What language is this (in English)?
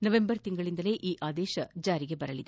Kannada